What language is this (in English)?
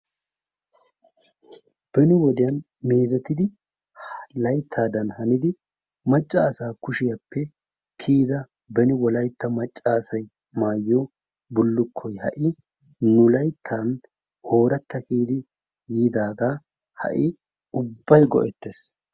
Wolaytta